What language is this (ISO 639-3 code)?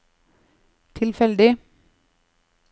nor